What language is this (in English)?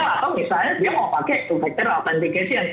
Indonesian